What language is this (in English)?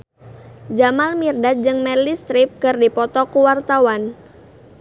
Sundanese